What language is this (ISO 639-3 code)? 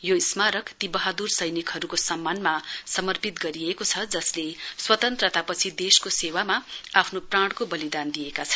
nep